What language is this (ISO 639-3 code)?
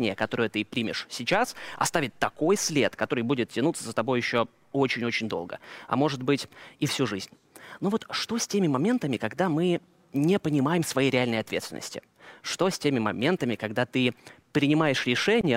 rus